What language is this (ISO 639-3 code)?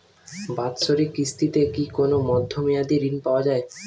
ben